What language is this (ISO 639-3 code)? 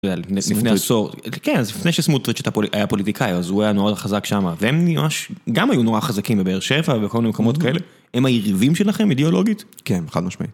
heb